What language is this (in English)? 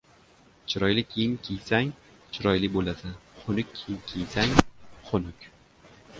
Uzbek